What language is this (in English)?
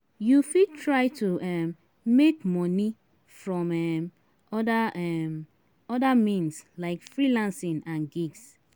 Nigerian Pidgin